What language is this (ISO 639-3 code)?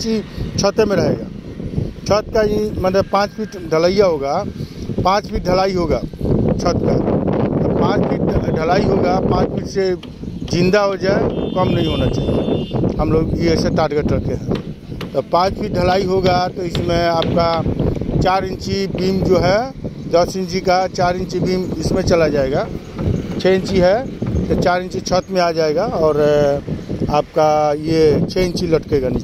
hin